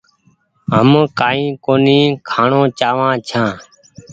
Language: Goaria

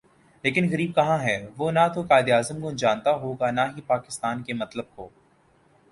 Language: Urdu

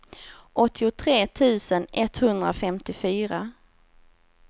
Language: Swedish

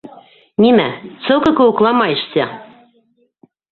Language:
Bashkir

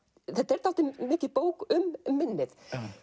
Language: Icelandic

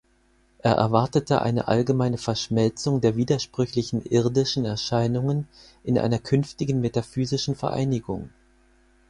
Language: German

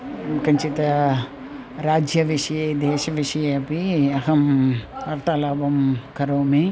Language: Sanskrit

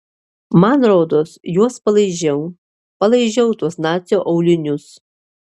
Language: Lithuanian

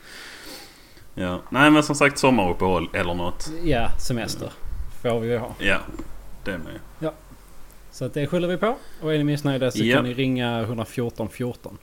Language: Swedish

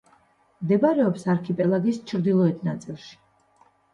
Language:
Georgian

